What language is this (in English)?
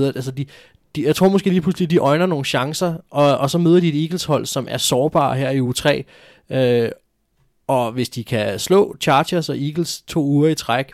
Danish